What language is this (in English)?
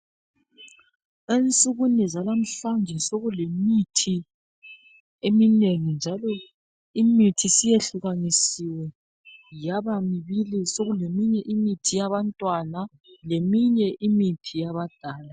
North Ndebele